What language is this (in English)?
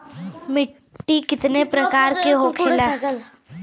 Bhojpuri